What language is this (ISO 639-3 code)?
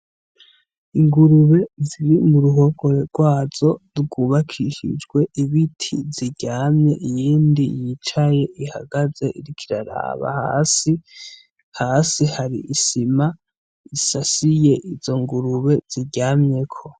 run